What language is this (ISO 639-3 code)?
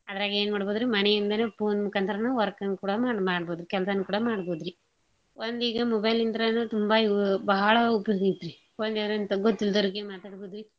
kan